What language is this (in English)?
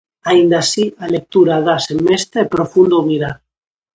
Galician